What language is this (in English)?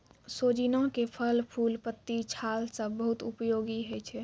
Maithili